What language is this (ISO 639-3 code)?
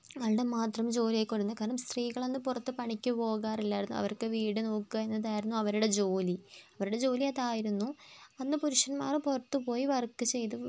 mal